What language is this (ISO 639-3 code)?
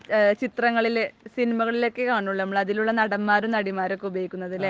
mal